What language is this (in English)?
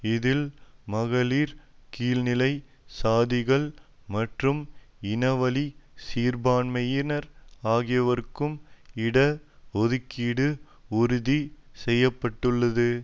Tamil